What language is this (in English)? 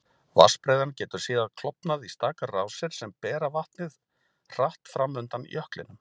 Icelandic